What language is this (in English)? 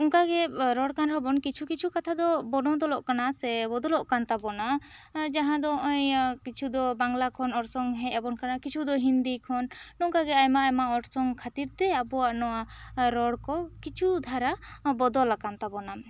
Santali